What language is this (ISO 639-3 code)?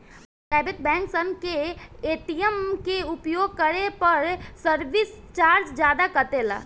bho